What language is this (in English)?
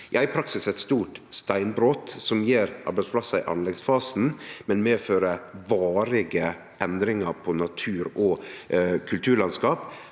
Norwegian